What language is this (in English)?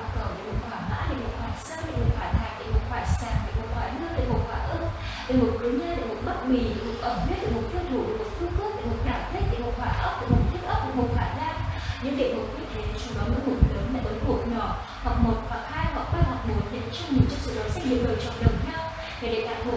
Vietnamese